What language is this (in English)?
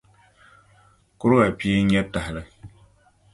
Dagbani